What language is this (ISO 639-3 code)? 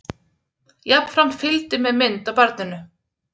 isl